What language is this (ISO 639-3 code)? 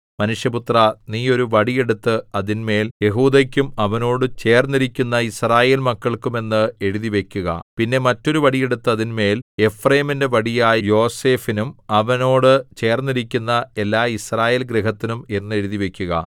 mal